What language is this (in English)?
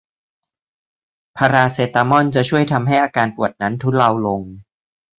Thai